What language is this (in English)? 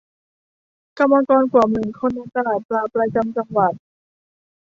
Thai